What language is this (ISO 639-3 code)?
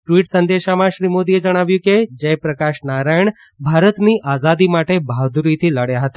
guj